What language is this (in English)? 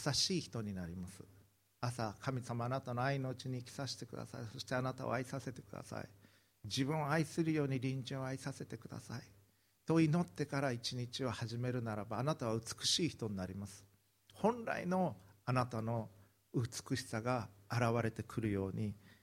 Japanese